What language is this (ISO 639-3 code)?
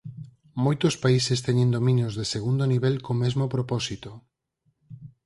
glg